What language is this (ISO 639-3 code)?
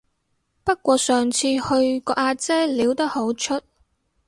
yue